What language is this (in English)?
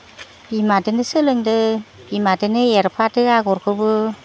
Bodo